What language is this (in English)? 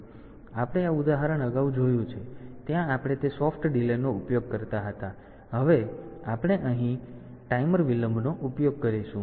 Gujarati